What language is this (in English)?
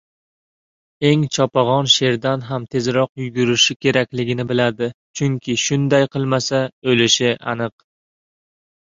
Uzbek